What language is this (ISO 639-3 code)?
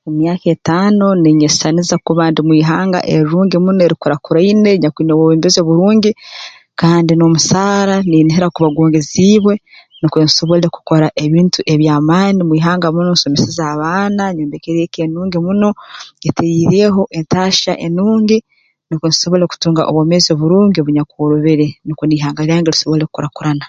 ttj